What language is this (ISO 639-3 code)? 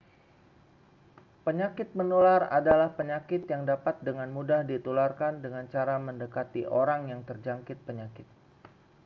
ind